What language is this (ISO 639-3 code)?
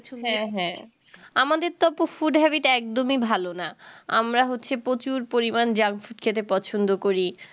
ben